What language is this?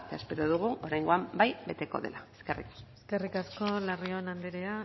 Basque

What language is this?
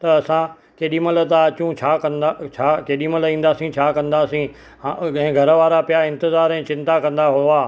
Sindhi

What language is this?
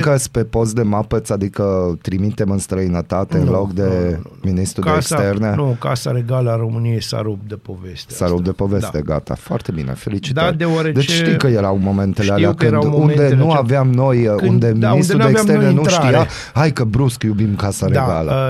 Romanian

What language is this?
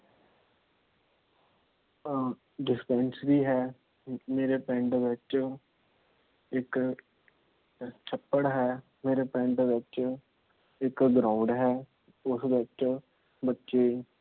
Punjabi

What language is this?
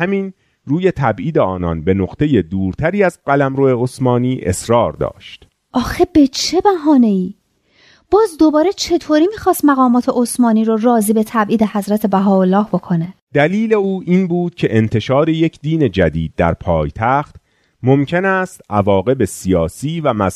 Persian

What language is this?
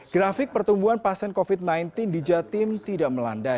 Indonesian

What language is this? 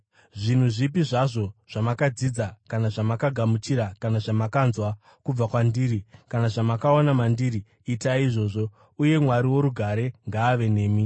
Shona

